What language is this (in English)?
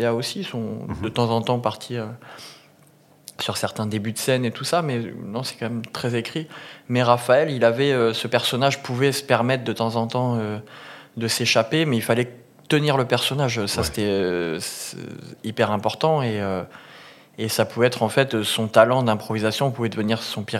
French